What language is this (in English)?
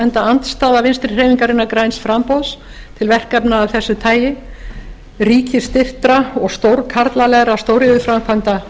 Icelandic